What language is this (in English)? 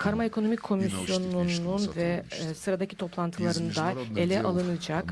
Turkish